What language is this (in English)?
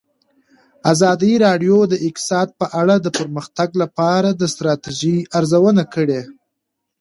Pashto